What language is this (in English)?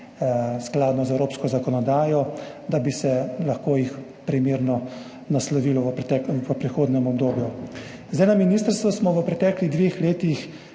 Slovenian